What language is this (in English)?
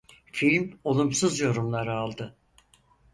Turkish